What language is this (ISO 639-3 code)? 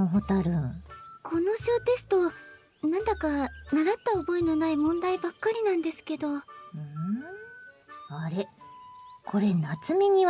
jpn